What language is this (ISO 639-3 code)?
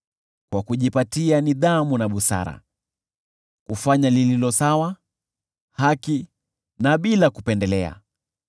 swa